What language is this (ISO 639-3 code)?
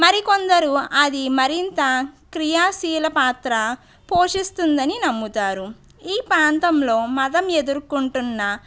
tel